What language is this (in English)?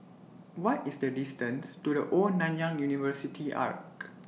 English